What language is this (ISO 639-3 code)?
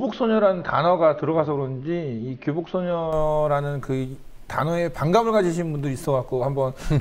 kor